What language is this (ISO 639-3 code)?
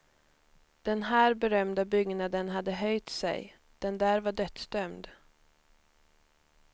swe